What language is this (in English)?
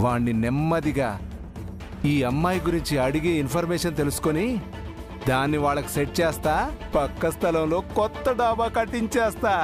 Telugu